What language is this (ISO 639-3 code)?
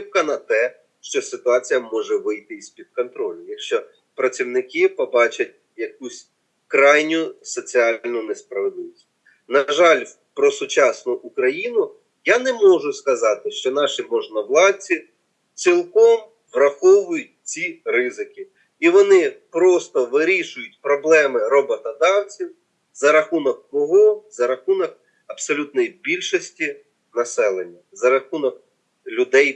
ukr